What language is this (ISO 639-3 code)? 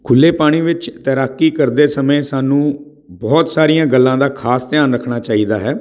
pan